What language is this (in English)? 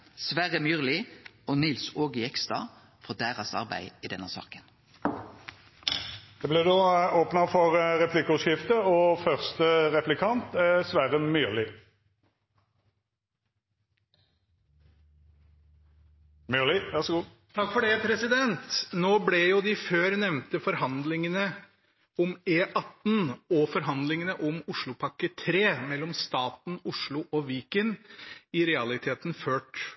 Norwegian